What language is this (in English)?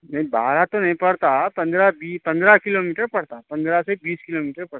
Urdu